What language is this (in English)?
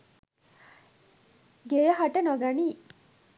Sinhala